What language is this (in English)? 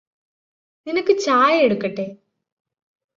Malayalam